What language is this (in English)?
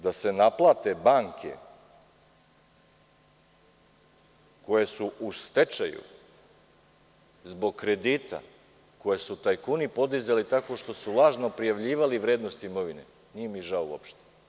Serbian